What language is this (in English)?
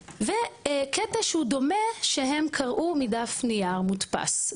Hebrew